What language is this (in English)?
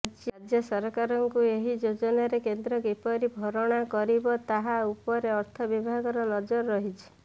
Odia